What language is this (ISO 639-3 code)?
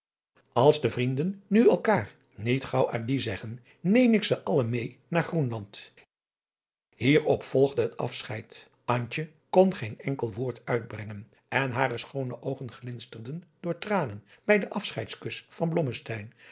nld